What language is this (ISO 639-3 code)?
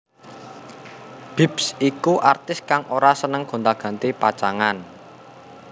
jav